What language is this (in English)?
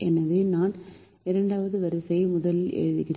Tamil